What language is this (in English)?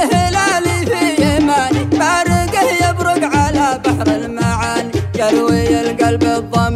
Arabic